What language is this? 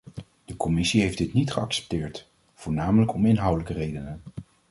Dutch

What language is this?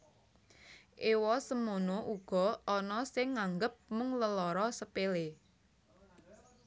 Javanese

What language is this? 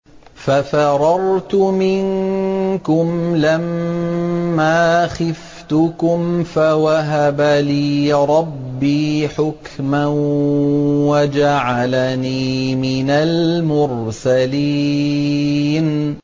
Arabic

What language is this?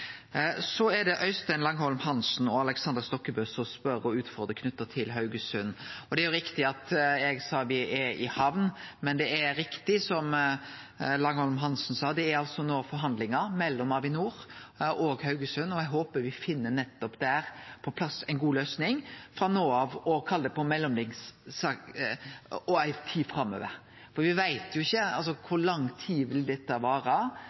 Norwegian Nynorsk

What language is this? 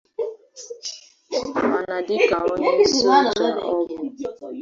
Igbo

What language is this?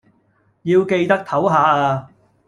Cantonese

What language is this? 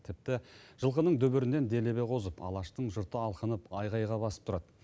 Kazakh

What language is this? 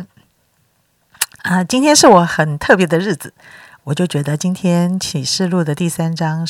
Chinese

